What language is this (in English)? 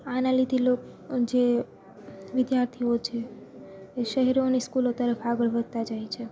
Gujarati